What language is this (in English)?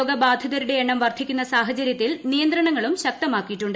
Malayalam